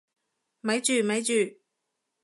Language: Cantonese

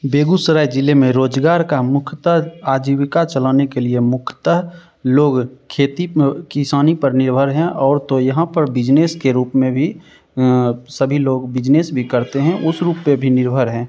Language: Hindi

